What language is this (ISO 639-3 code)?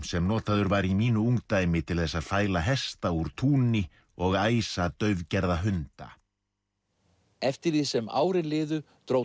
isl